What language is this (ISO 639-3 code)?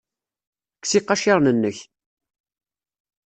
kab